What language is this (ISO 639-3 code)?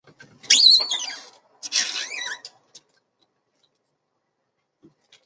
zho